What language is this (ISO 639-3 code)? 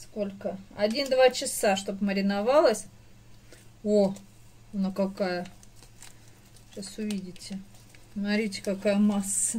rus